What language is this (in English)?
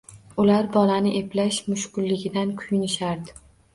Uzbek